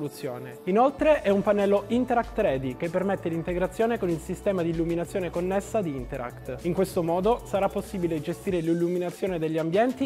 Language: Italian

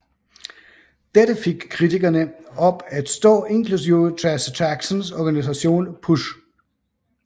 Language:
Danish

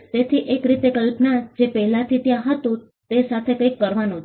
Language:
Gujarati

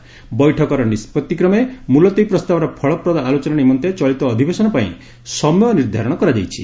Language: Odia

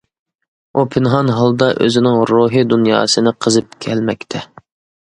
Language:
Uyghur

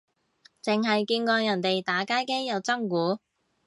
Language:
Cantonese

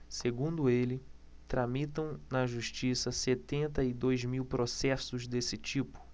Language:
Portuguese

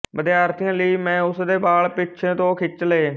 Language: Punjabi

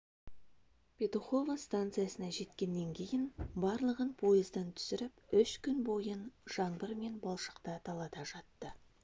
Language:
Kazakh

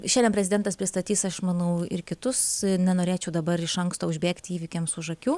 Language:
Lithuanian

